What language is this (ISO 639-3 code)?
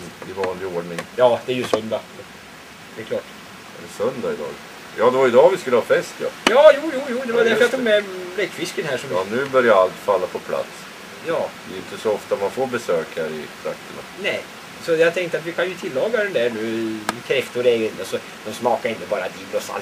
swe